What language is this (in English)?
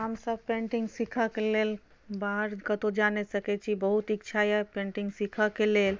Maithili